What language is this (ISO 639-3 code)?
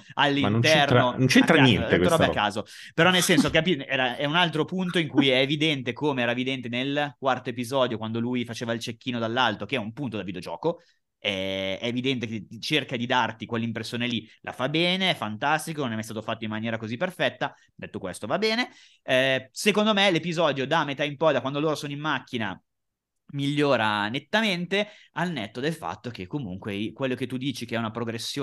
ita